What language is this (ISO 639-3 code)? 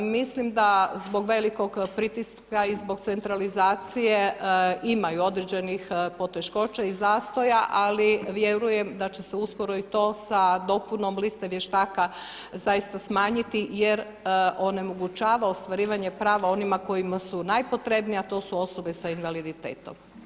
hrv